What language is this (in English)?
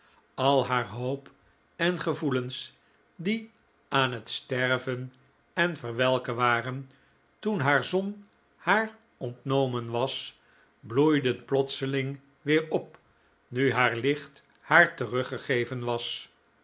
Dutch